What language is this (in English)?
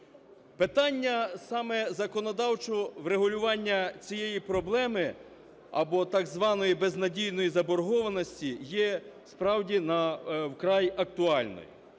Ukrainian